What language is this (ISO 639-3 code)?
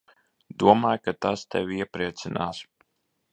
lav